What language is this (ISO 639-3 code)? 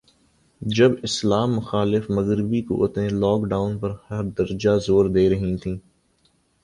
urd